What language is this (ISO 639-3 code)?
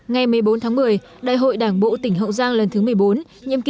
vie